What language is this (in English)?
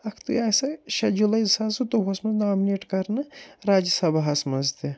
Kashmiri